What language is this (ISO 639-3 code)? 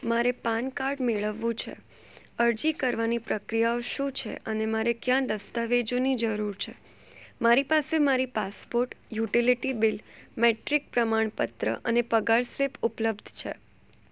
guj